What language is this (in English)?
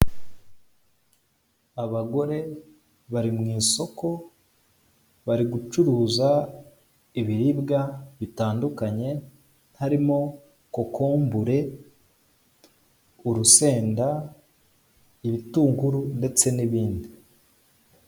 Kinyarwanda